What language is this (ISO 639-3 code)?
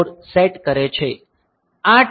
guj